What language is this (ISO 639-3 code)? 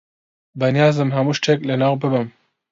ckb